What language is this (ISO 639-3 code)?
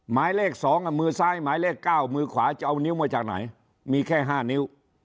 tha